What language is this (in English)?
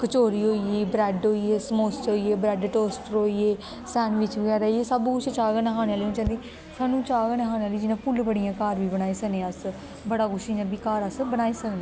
Dogri